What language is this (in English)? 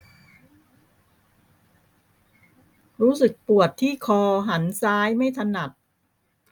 Thai